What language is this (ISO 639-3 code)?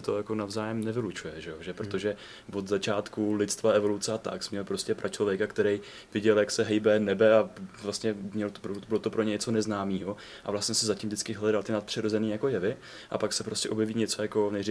ces